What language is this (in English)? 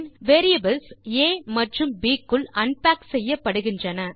Tamil